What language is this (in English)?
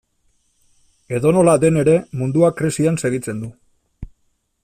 Basque